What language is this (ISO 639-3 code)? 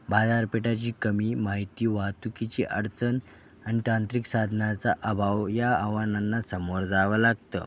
mar